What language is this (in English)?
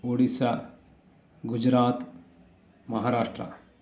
Sanskrit